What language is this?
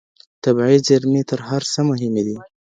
Pashto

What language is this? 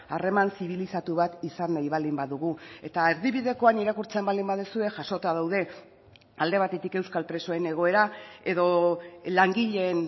Basque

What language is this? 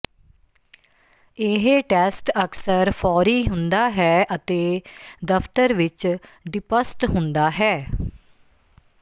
Punjabi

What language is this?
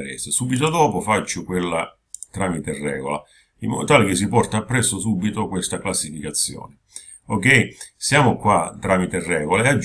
Italian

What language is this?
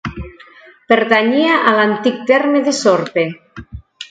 Catalan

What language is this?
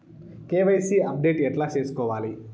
Telugu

